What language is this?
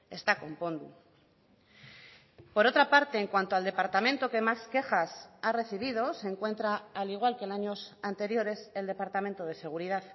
Spanish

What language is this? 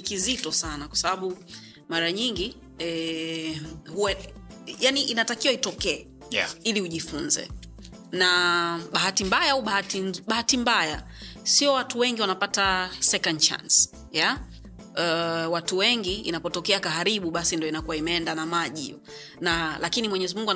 Swahili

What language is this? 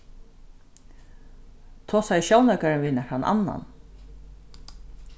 Faroese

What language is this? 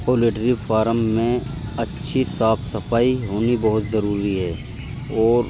Urdu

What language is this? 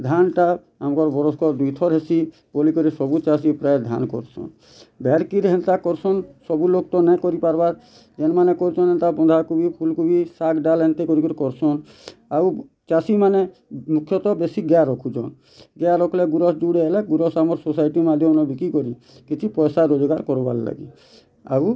Odia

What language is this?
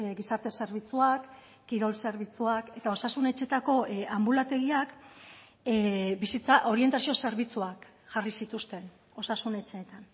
Basque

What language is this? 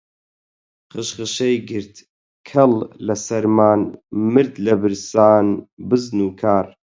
Central Kurdish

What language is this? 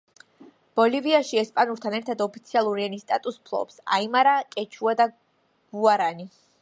Georgian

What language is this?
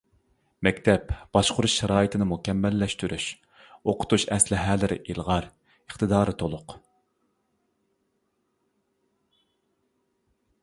Uyghur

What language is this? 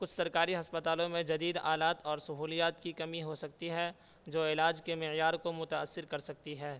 Urdu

